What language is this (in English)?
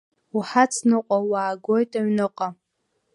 Abkhazian